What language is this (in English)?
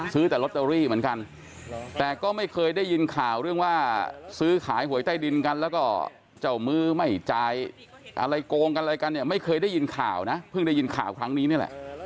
Thai